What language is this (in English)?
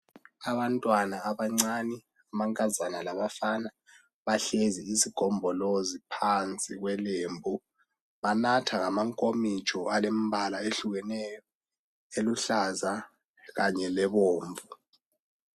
North Ndebele